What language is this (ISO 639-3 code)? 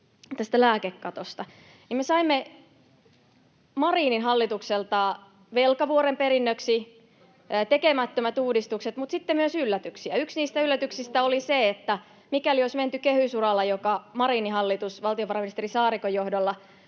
fin